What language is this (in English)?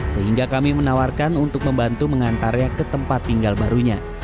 Indonesian